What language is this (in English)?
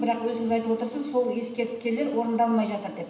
Kazakh